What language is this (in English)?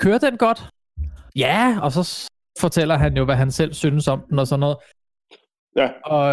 Danish